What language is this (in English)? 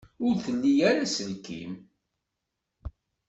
Kabyle